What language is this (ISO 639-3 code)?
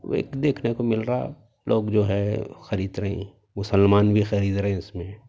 urd